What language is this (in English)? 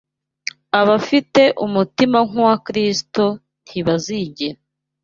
Kinyarwanda